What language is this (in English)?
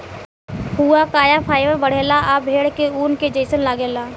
Bhojpuri